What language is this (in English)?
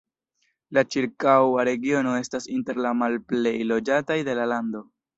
Esperanto